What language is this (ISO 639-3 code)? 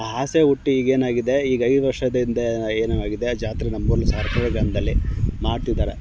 kan